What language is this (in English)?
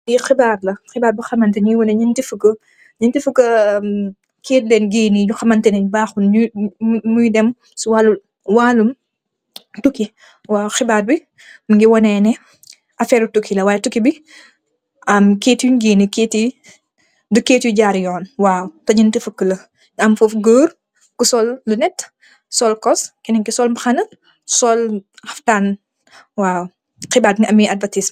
Wolof